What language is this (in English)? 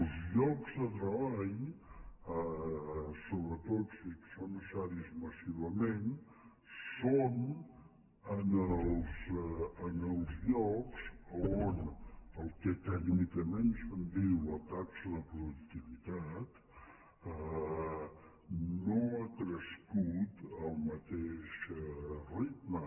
Catalan